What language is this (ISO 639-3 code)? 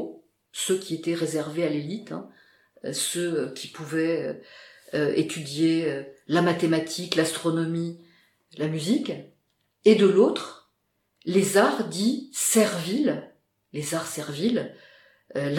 fra